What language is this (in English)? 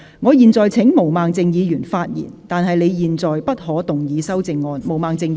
Cantonese